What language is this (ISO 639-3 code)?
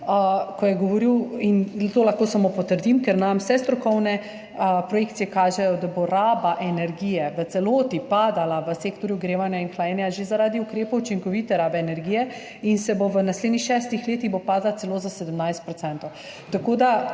slv